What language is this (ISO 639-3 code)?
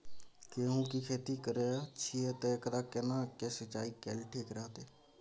mai